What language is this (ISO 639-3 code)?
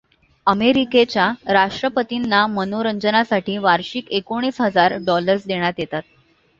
mar